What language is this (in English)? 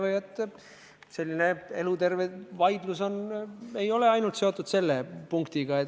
Estonian